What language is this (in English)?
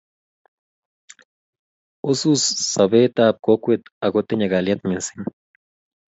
Kalenjin